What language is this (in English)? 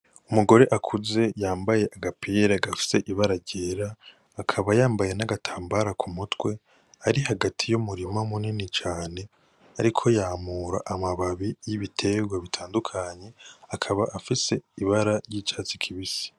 Rundi